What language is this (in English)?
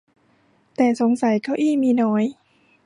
Thai